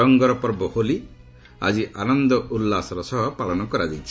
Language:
Odia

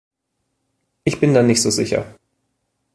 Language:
German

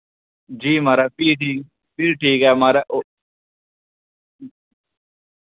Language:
Dogri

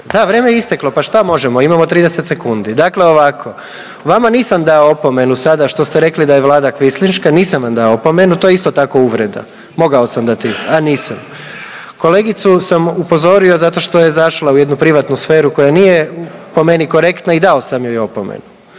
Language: Croatian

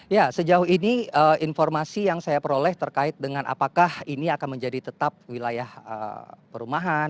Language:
Indonesian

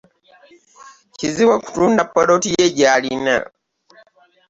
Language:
Ganda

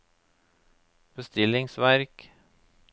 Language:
Norwegian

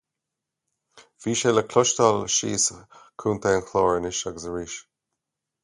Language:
Irish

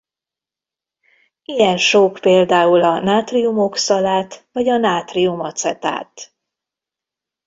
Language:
Hungarian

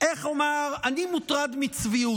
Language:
Hebrew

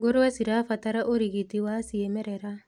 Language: Kikuyu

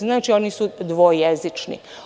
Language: Serbian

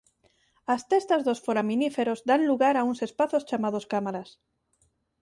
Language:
Galician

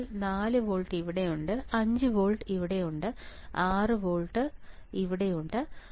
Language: Malayalam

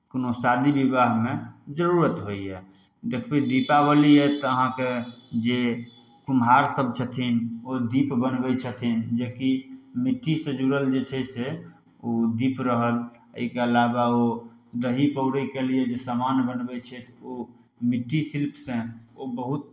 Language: Maithili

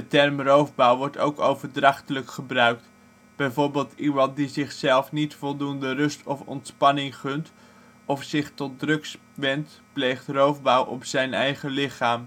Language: Dutch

